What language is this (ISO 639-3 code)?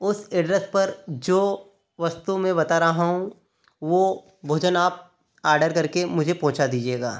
hin